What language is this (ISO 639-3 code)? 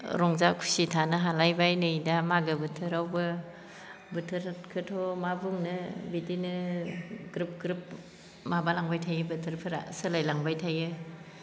brx